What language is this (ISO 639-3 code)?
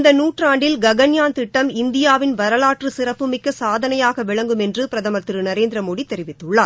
tam